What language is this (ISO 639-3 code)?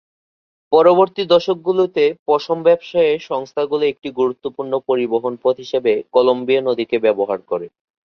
ben